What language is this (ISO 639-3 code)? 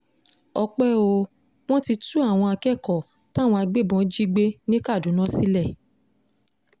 yor